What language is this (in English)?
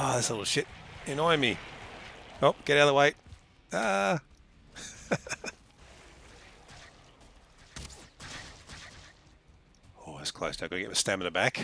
English